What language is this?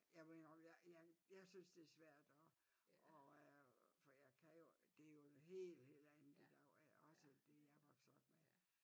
Danish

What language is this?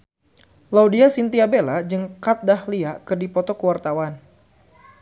Sundanese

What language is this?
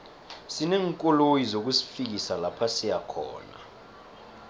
South Ndebele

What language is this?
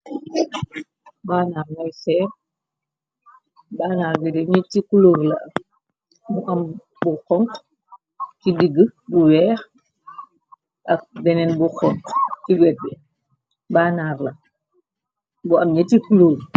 Wolof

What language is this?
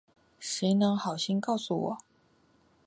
Chinese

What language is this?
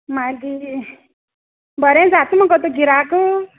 Konkani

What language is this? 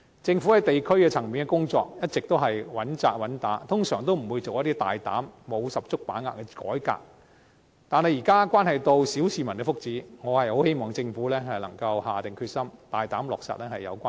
Cantonese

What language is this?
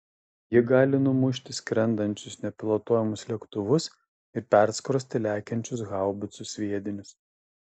Lithuanian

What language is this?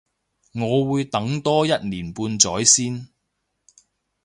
Cantonese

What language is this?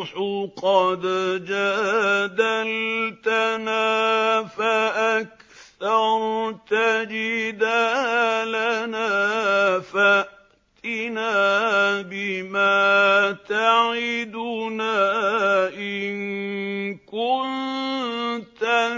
Arabic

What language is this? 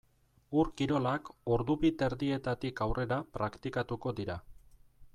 Basque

